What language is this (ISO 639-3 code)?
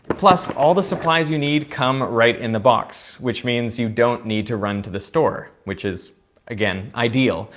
eng